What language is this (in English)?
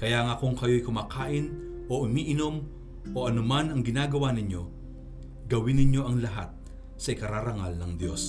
Filipino